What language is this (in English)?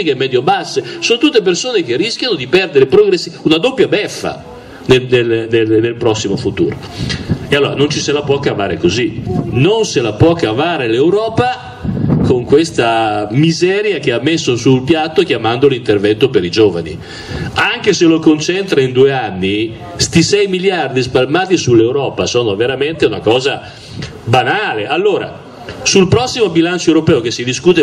Italian